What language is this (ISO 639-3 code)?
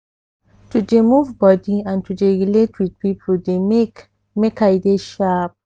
pcm